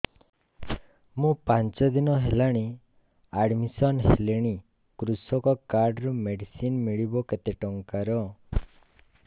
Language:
Odia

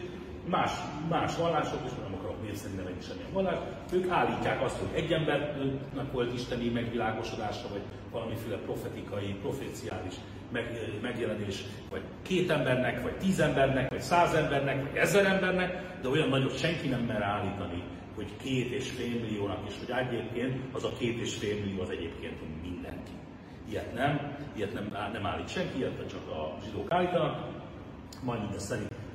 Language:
Hungarian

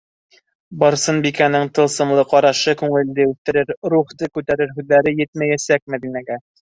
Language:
Bashkir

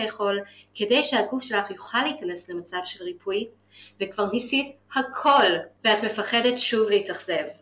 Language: Hebrew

